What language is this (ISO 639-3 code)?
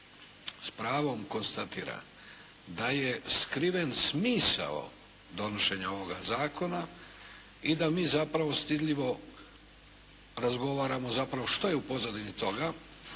hrv